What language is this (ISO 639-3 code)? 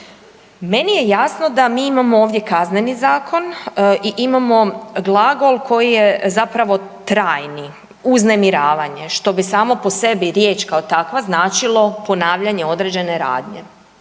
hrv